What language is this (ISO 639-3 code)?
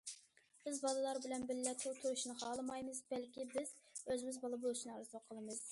uig